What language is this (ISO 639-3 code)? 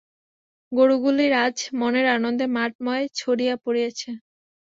ben